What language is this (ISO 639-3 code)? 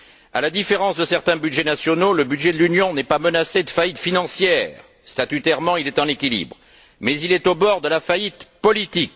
fra